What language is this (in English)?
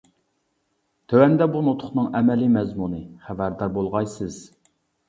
Uyghur